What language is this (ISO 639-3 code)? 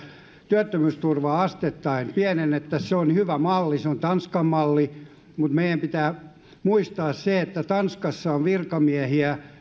fin